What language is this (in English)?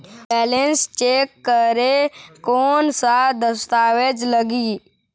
Chhattisgarhi